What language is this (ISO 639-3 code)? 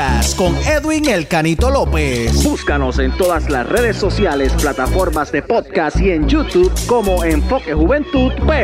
spa